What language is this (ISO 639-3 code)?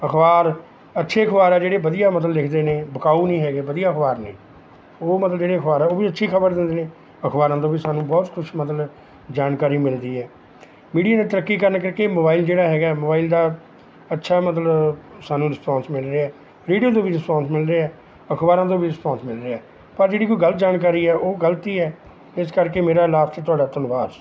pan